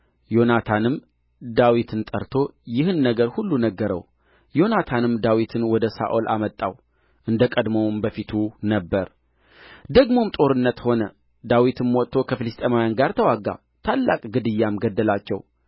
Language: Amharic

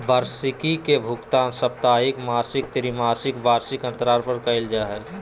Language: Magahi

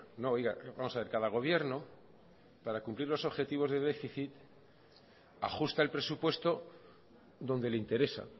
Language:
Spanish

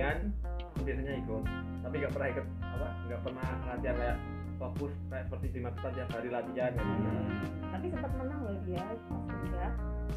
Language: Indonesian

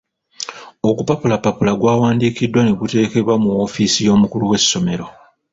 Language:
Ganda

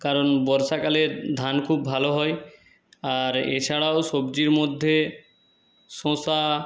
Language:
Bangla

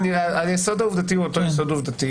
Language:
Hebrew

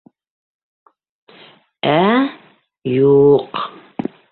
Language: Bashkir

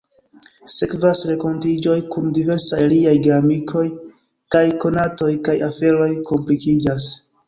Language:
Esperanto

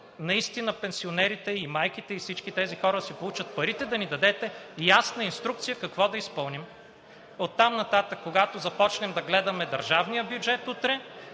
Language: Bulgarian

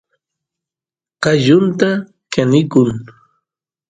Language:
Santiago del Estero Quichua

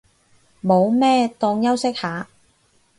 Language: Cantonese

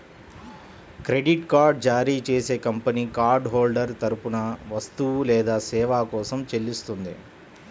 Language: Telugu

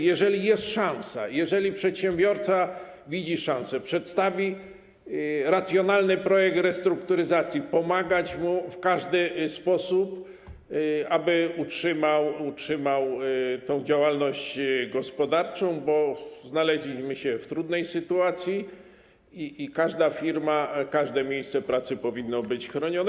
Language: Polish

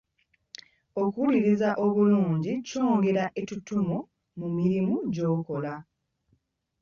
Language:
Ganda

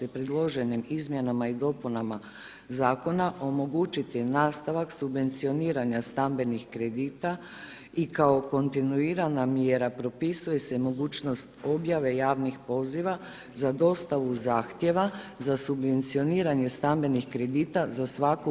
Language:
Croatian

